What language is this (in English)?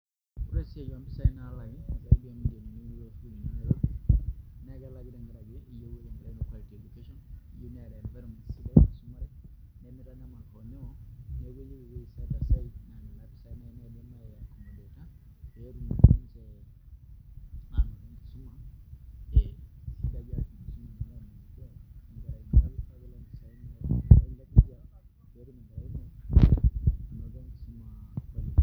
Masai